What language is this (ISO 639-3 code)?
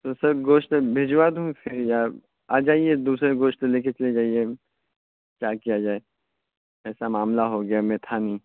urd